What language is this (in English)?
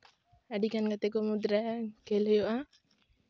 Santali